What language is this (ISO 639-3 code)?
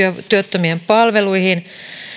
fin